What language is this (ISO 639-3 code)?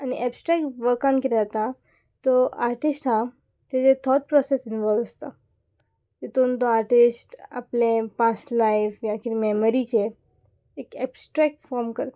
kok